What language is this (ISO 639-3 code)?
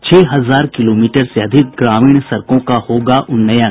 hin